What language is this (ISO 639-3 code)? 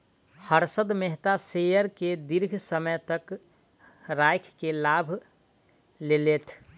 mai